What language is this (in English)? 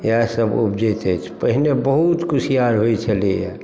Maithili